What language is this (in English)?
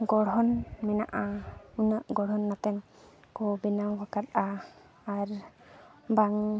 Santali